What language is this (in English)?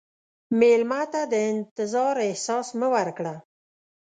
Pashto